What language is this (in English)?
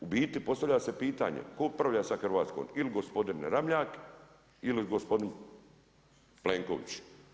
Croatian